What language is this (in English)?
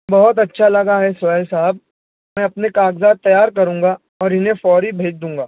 Urdu